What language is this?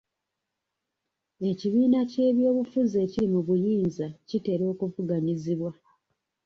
Ganda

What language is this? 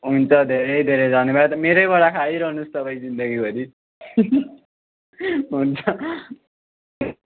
Nepali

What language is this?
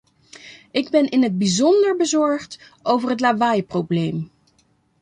Dutch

